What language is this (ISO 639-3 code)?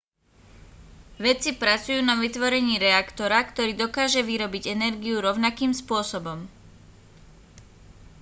slk